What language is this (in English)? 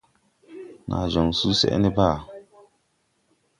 Tupuri